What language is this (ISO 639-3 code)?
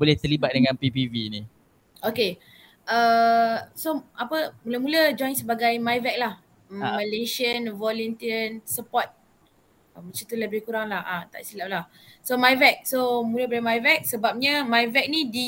msa